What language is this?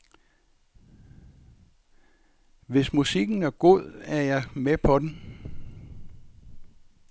Danish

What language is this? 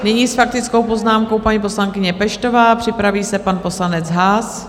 Czech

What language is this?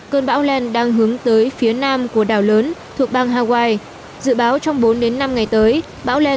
Vietnamese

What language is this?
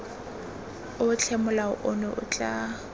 Tswana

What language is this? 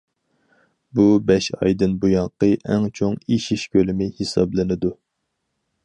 Uyghur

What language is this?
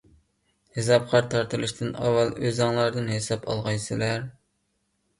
Uyghur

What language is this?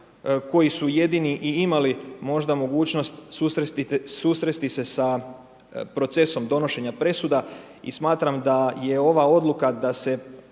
Croatian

